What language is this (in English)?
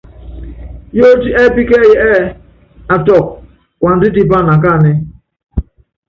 Yangben